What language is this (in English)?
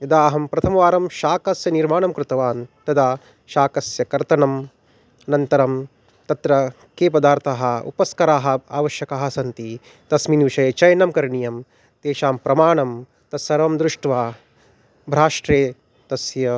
Sanskrit